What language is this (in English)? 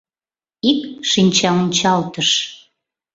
Mari